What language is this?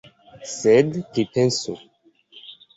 Esperanto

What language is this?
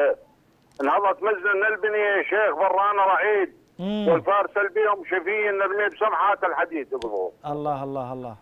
Arabic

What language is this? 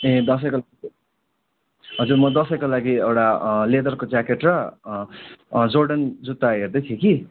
Nepali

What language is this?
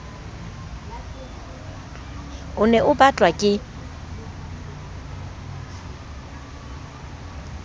Southern Sotho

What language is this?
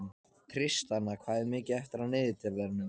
Icelandic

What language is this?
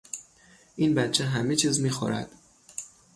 Persian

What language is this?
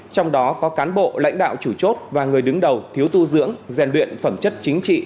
Vietnamese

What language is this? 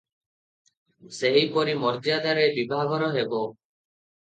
Odia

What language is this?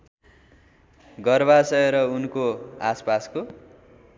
Nepali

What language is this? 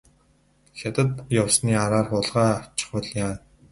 Mongolian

